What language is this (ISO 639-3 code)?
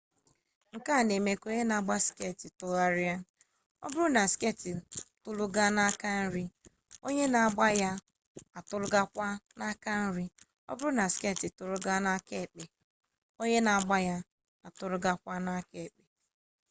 ibo